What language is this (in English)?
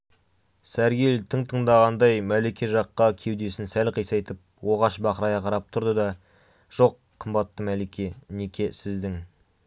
Kazakh